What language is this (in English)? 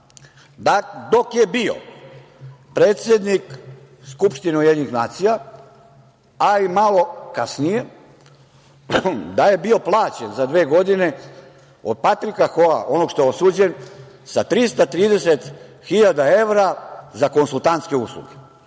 Serbian